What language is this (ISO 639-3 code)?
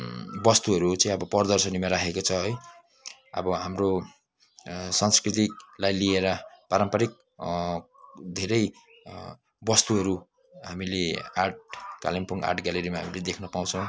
nep